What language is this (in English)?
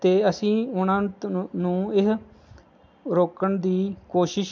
Punjabi